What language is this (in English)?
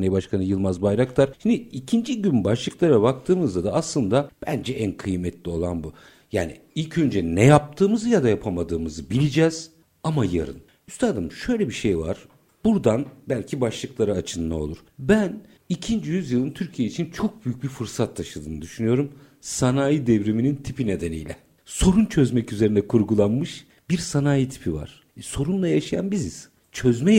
Turkish